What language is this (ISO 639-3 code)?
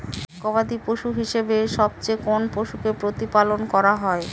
ben